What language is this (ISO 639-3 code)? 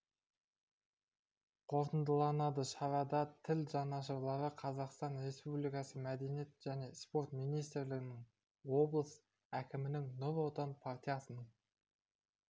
kaz